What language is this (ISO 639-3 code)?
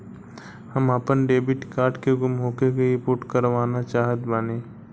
bho